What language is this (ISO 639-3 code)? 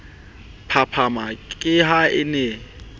sot